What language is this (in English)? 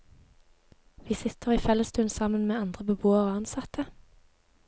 Norwegian